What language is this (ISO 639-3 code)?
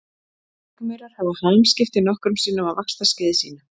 isl